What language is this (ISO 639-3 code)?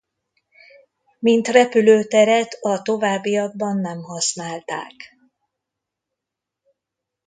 hun